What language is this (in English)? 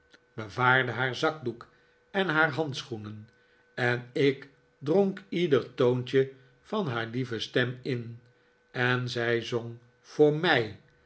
Dutch